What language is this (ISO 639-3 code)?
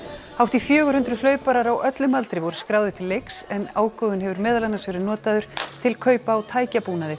isl